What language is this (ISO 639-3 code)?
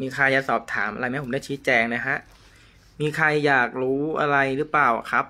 tha